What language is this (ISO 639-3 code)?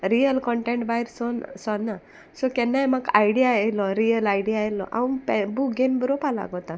kok